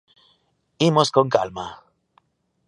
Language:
Galician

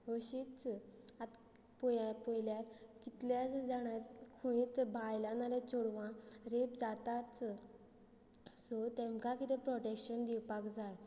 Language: Konkani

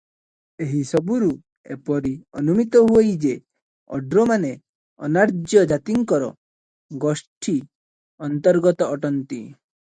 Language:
Odia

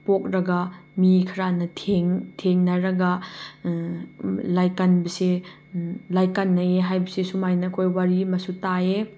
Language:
Manipuri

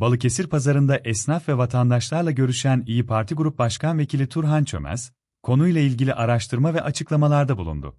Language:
Turkish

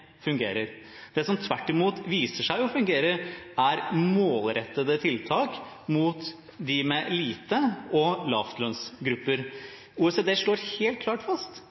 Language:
Norwegian Bokmål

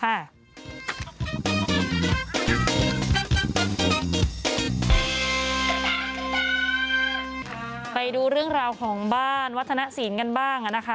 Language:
Thai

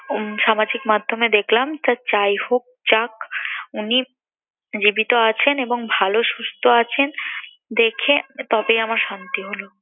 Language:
Bangla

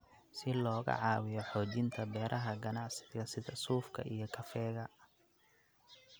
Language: Somali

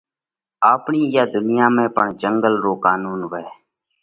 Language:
Parkari Koli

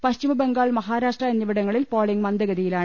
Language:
Malayalam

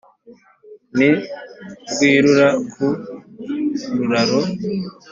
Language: Kinyarwanda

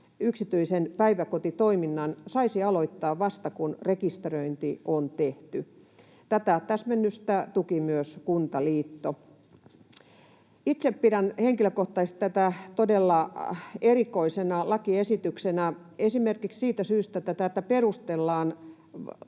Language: Finnish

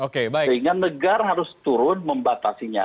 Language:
Indonesian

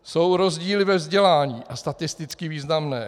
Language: Czech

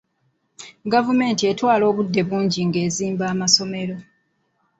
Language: Ganda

